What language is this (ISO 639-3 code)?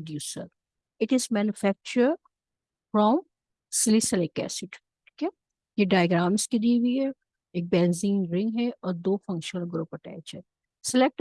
urd